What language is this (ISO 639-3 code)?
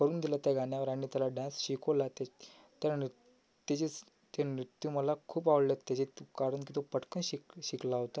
mar